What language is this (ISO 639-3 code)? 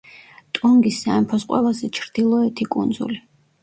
kat